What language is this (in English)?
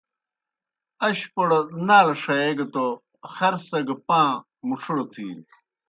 Kohistani Shina